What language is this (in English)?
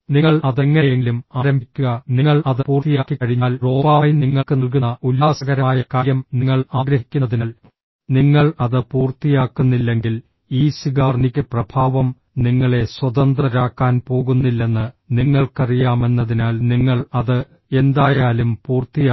Malayalam